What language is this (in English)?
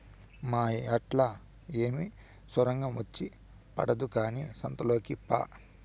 Telugu